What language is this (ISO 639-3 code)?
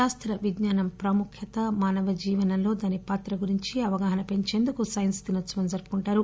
tel